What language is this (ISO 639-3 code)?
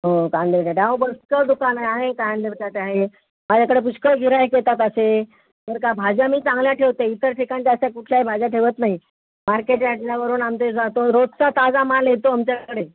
mar